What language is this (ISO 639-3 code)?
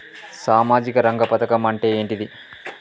tel